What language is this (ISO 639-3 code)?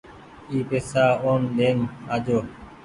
gig